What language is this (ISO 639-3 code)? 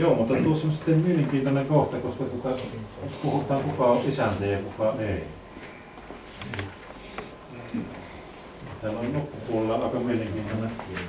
fin